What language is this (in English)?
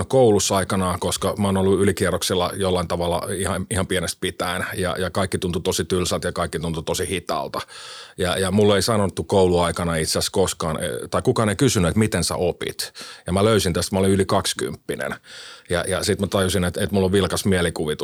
Finnish